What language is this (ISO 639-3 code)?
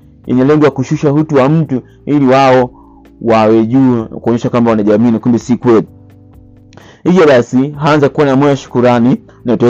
swa